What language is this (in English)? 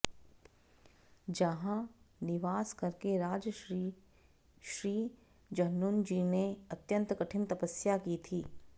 Sanskrit